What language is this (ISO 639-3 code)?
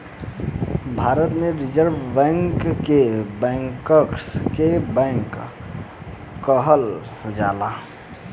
bho